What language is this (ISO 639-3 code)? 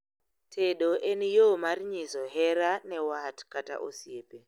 luo